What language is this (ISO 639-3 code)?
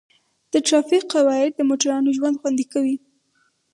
pus